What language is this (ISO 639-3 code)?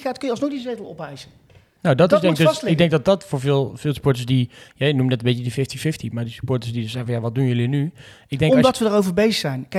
nld